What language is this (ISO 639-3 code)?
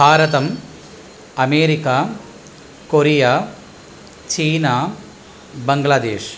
san